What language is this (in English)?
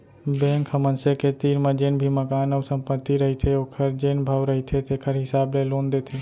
Chhattisgarhi